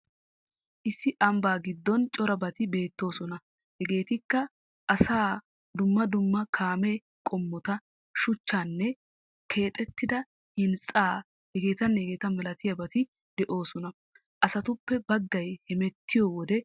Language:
Wolaytta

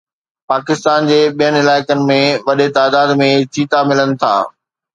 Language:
Sindhi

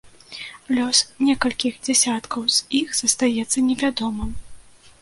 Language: Belarusian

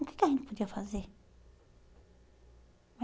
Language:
Portuguese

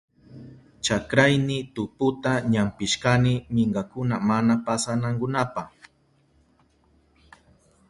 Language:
Southern Pastaza Quechua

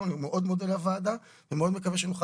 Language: Hebrew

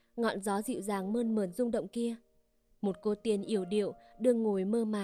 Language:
Vietnamese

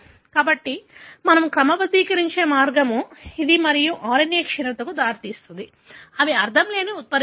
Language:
Telugu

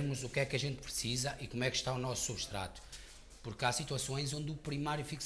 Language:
Portuguese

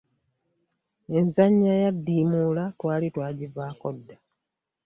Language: Ganda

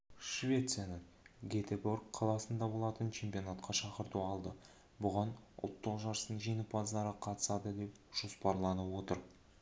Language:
Kazakh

